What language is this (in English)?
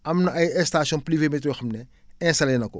Wolof